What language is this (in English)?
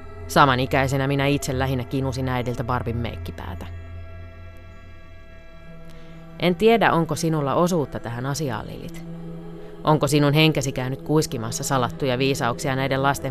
Finnish